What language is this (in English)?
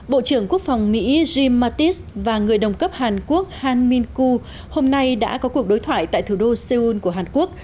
Vietnamese